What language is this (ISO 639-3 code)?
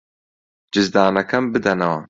ckb